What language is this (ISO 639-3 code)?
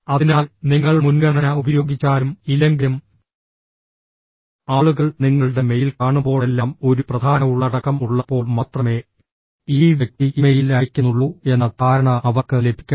mal